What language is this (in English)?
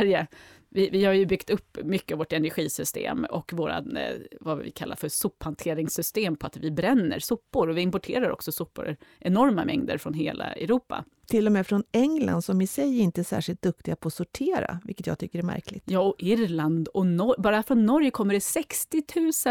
Swedish